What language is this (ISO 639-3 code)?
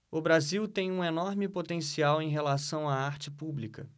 por